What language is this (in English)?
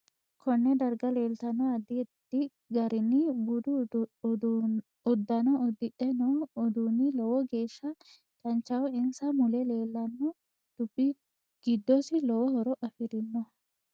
Sidamo